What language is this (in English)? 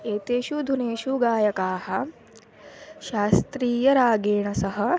Sanskrit